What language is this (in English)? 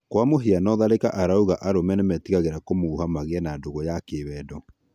Kikuyu